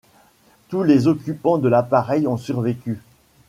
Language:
French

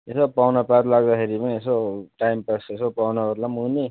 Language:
Nepali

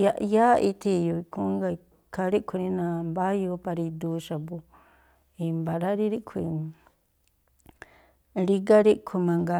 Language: Tlacoapa Me'phaa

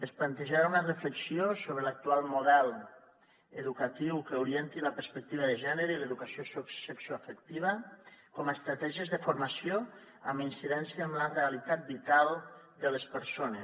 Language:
Catalan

